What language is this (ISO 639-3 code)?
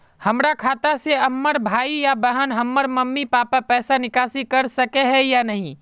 mag